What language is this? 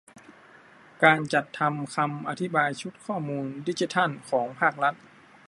Thai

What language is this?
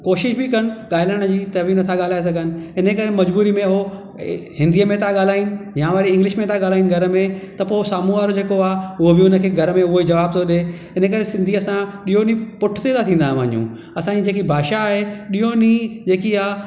Sindhi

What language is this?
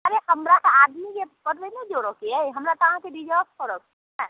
Maithili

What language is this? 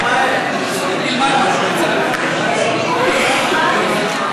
Hebrew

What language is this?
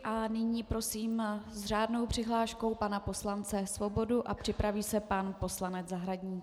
Czech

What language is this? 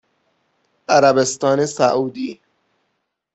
Persian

